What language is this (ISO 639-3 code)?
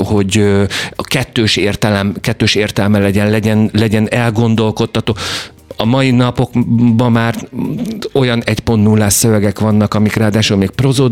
hun